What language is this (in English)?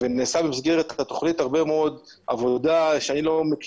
Hebrew